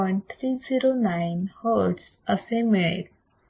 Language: Marathi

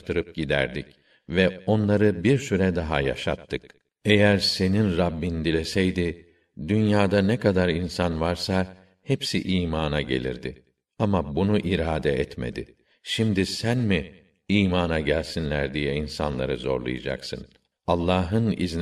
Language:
Turkish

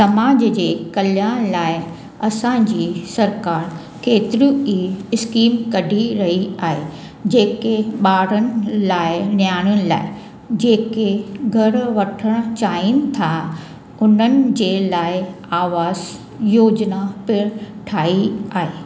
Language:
Sindhi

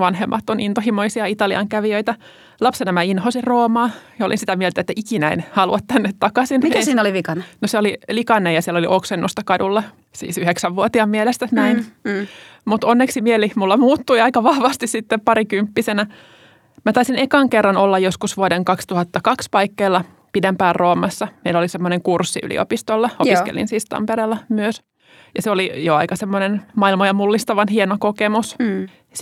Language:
Finnish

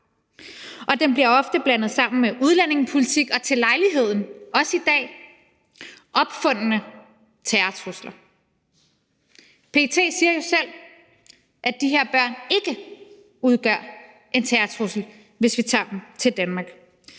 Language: Danish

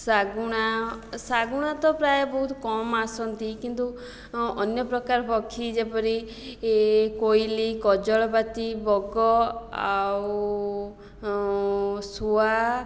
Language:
Odia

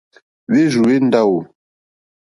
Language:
Mokpwe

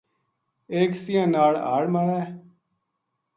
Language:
Gujari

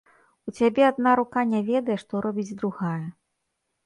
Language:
Belarusian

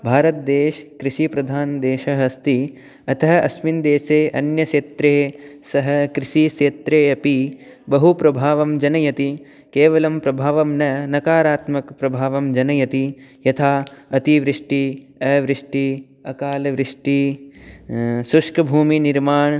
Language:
Sanskrit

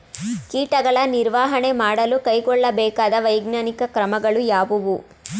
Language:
Kannada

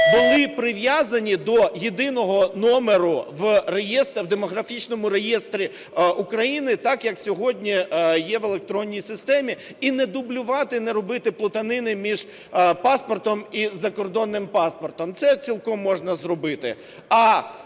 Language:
Ukrainian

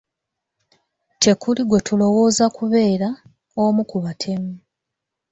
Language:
Ganda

